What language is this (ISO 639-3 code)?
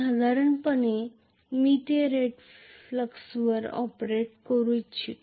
mar